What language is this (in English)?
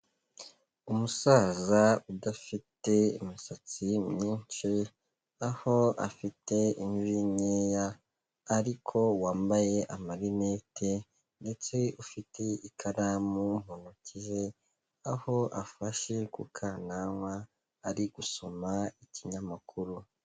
Kinyarwanda